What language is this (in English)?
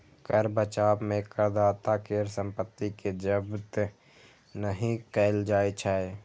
Maithili